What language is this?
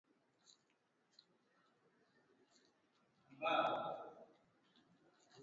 Swahili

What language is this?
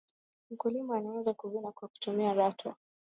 Swahili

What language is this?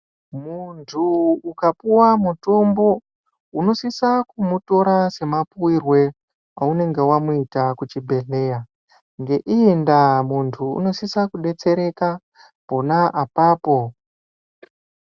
Ndau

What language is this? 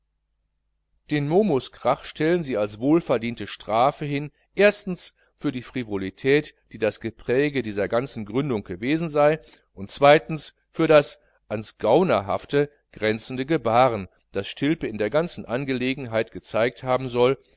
German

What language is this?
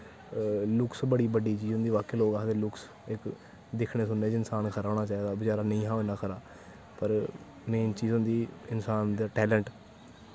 Dogri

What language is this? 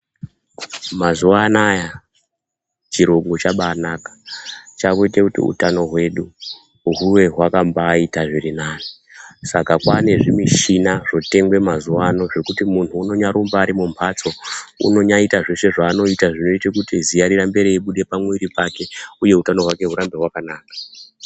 Ndau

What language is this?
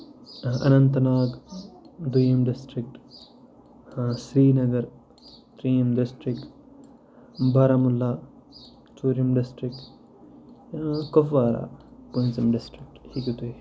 Kashmiri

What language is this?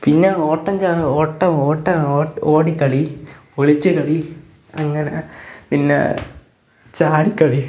Malayalam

